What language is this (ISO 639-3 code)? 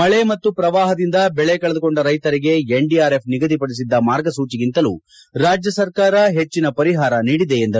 kan